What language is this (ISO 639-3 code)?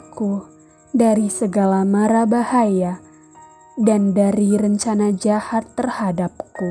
ind